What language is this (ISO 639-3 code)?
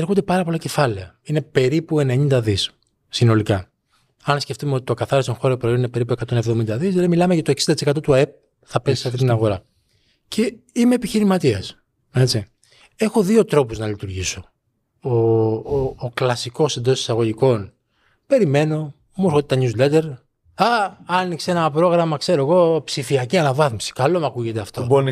ell